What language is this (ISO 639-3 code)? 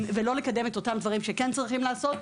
heb